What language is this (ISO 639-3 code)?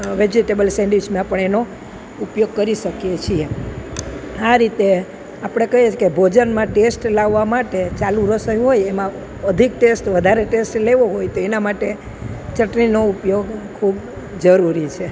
guj